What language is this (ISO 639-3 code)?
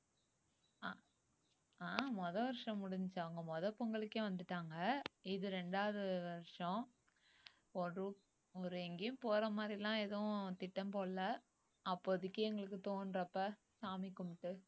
tam